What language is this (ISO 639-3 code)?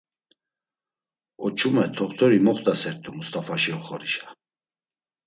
lzz